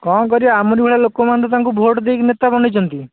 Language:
Odia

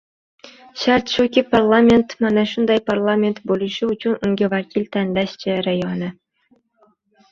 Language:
Uzbek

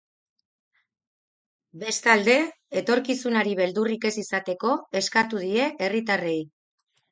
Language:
Basque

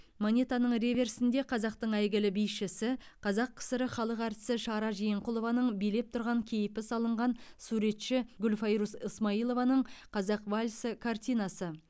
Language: Kazakh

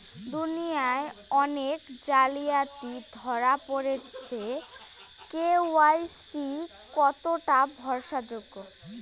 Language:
Bangla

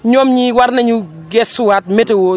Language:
Wolof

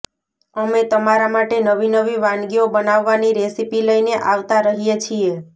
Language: Gujarati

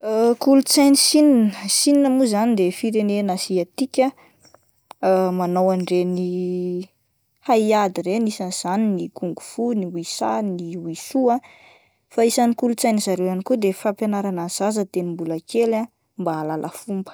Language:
Malagasy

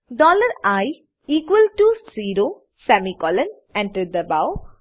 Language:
Gujarati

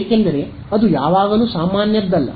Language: Kannada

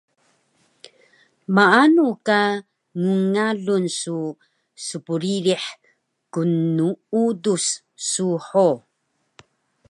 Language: Taroko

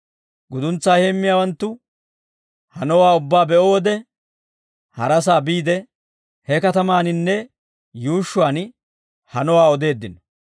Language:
Dawro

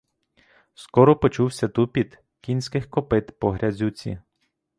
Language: Ukrainian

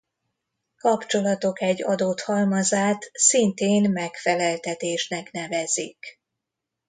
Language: Hungarian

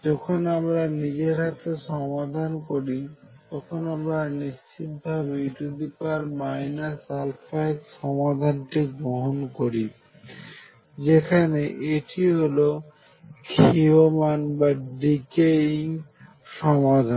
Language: Bangla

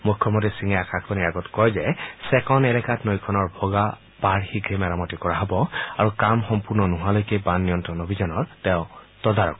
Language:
Assamese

